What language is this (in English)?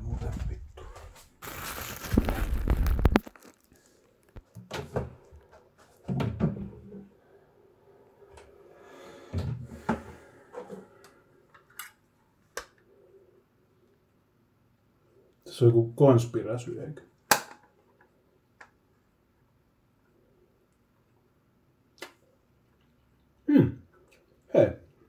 Finnish